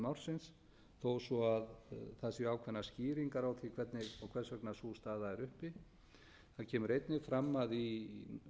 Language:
Icelandic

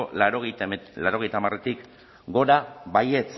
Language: Basque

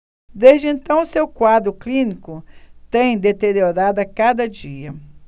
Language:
Portuguese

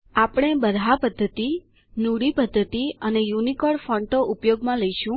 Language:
Gujarati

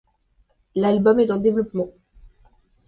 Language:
French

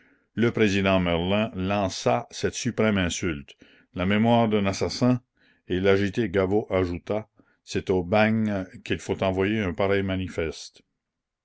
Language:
French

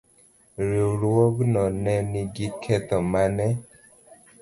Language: Luo (Kenya and Tanzania)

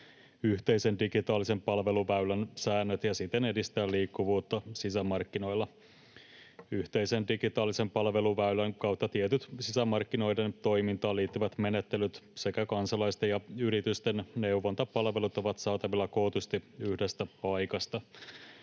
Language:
Finnish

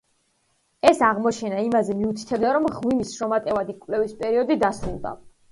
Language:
Georgian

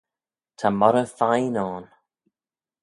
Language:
Manx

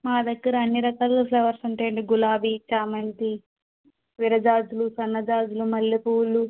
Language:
Telugu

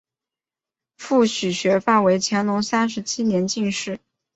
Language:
Chinese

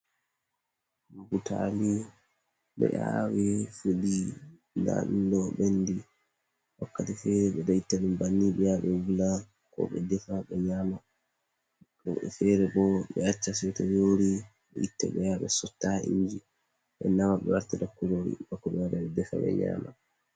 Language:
Fula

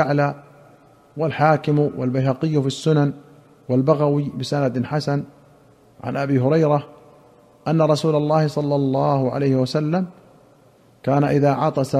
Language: Arabic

